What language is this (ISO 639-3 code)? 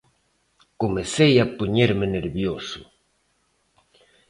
glg